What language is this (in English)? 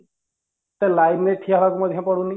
Odia